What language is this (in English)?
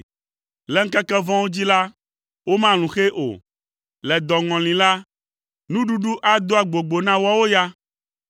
Ewe